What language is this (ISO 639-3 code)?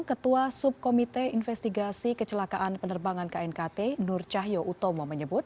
ind